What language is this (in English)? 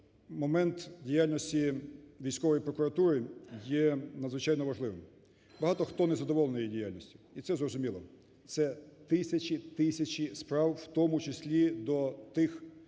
Ukrainian